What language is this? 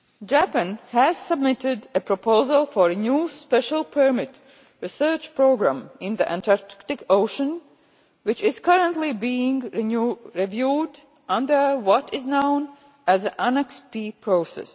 English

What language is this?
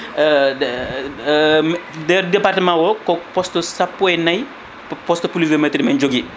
Fula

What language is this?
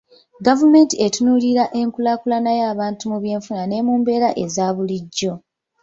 Ganda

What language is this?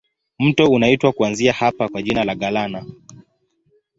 Swahili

